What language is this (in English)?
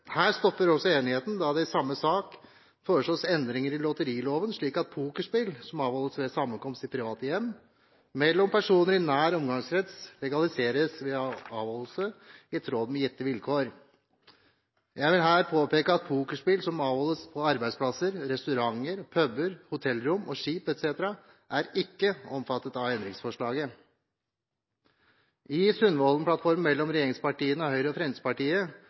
Norwegian Bokmål